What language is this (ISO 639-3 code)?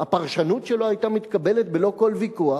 heb